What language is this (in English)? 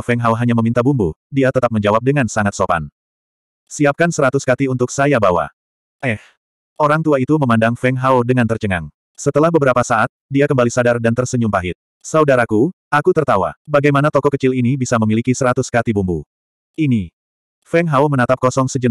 Indonesian